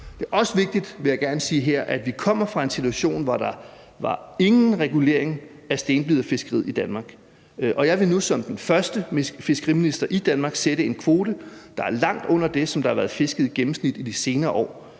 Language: Danish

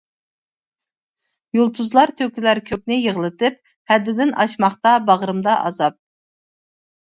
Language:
Uyghur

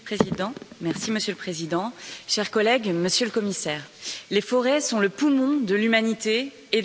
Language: French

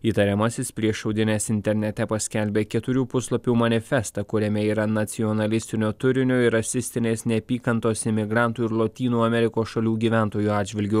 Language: Lithuanian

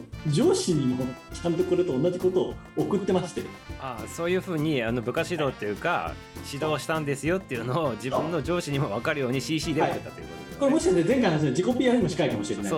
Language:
Japanese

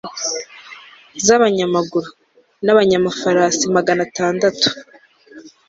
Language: Kinyarwanda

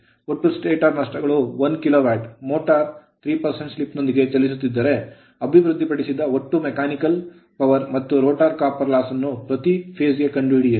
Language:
Kannada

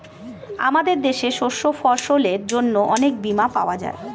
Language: Bangla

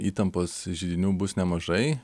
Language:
Lithuanian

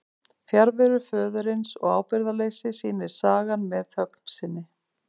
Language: Icelandic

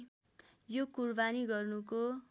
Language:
Nepali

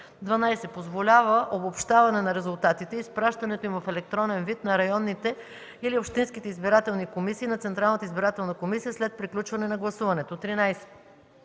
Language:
Bulgarian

